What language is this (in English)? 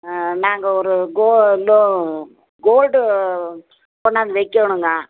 Tamil